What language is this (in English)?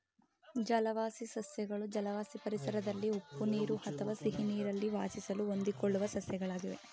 Kannada